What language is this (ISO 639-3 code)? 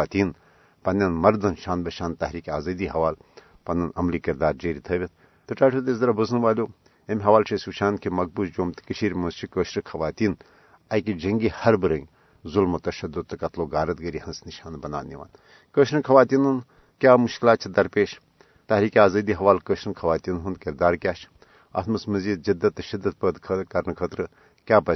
urd